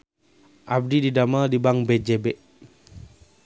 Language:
Sundanese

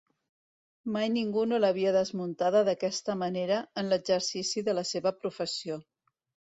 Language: Catalan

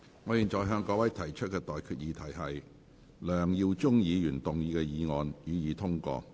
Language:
Cantonese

